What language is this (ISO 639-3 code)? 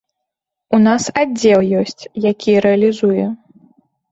bel